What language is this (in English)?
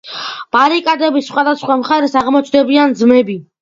Georgian